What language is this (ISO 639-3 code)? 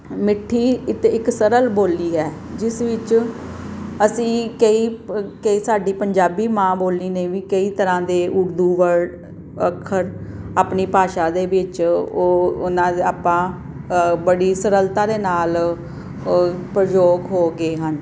pan